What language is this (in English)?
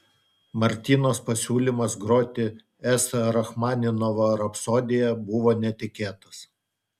Lithuanian